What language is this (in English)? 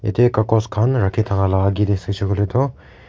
Naga Pidgin